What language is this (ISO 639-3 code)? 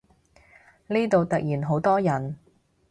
yue